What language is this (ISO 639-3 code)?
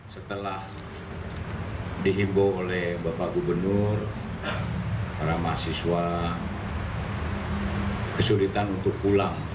ind